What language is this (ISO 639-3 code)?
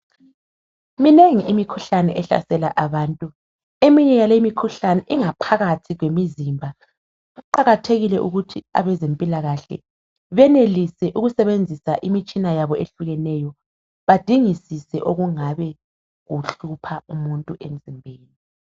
nde